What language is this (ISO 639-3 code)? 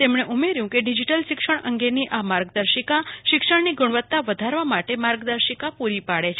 guj